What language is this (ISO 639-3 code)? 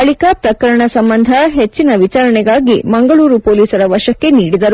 kan